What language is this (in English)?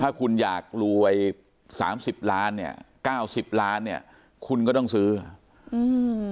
Thai